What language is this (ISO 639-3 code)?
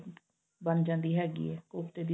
pan